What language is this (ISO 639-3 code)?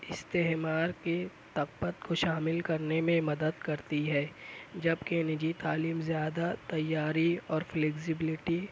urd